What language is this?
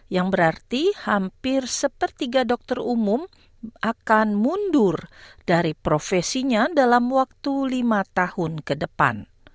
Indonesian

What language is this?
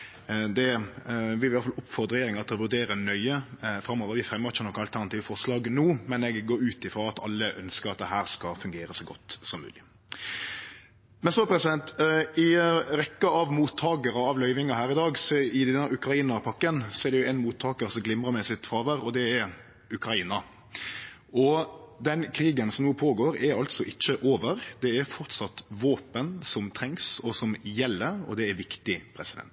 Norwegian Nynorsk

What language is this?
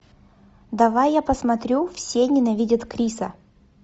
Russian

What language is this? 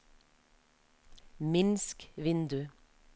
Norwegian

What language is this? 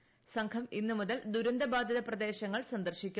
Malayalam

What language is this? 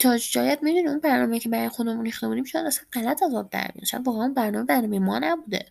Persian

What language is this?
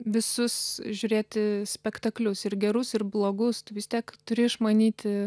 Lithuanian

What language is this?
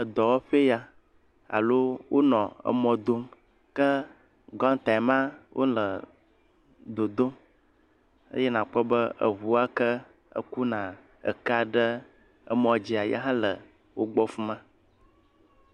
Ewe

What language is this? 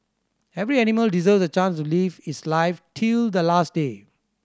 English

